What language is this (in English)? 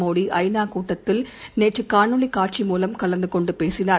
Tamil